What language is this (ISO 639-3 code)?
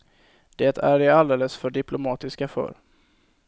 swe